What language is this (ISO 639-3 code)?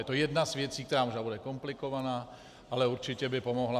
ces